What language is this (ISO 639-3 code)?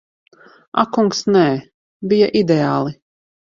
lav